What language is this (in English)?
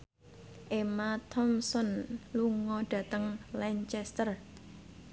Javanese